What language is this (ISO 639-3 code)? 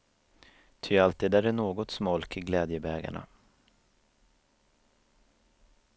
swe